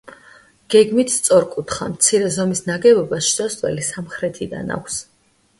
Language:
Georgian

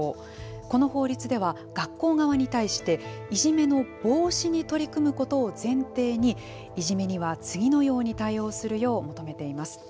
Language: Japanese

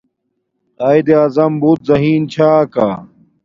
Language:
Domaaki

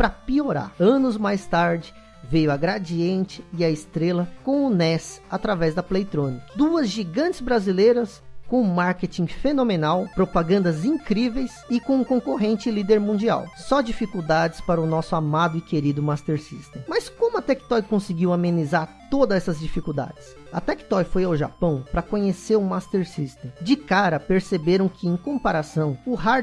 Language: Portuguese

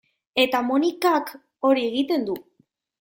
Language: Basque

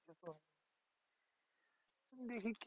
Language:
Bangla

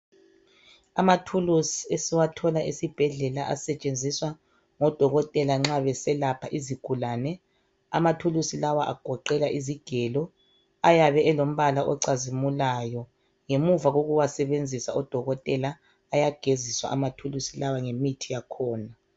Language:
North Ndebele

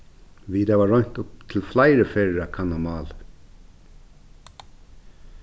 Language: Faroese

